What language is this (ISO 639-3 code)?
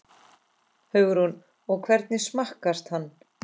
isl